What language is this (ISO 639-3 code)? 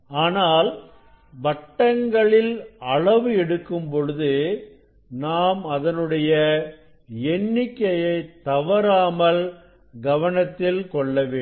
tam